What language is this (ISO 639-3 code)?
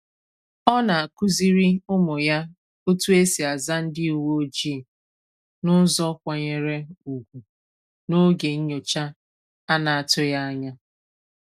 ibo